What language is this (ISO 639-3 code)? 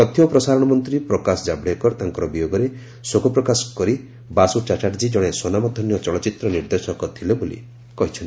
ori